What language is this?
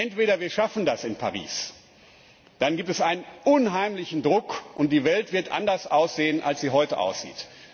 German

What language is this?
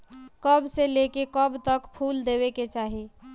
Bhojpuri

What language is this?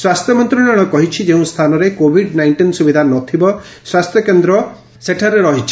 Odia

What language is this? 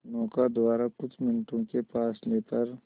Hindi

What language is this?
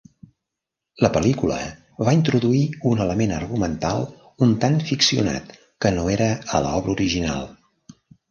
Catalan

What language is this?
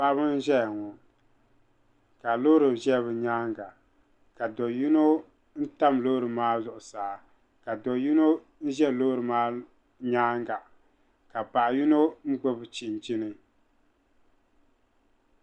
Dagbani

